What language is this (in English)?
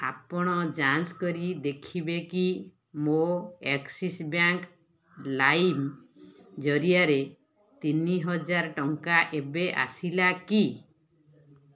Odia